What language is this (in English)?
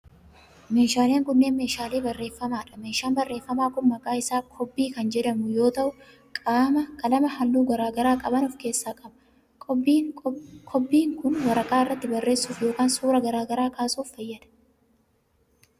Oromo